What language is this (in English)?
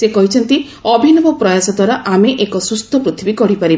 Odia